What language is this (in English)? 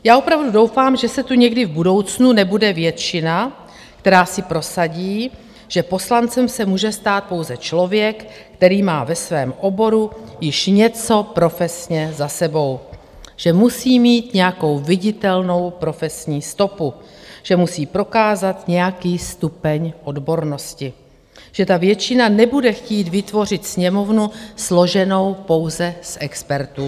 Czech